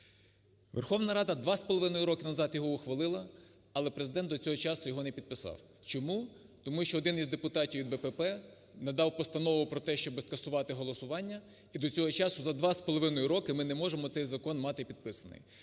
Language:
Ukrainian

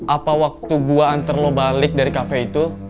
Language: Indonesian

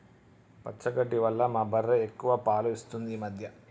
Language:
Telugu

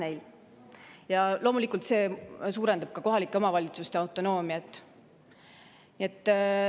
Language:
Estonian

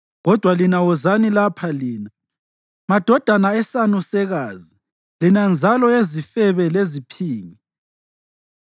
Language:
North Ndebele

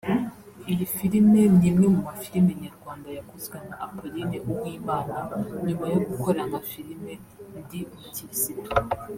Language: Kinyarwanda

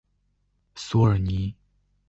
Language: Chinese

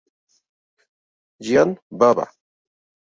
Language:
Spanish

